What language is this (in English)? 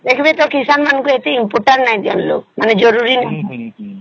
Odia